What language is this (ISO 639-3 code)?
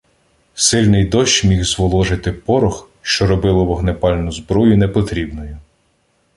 ukr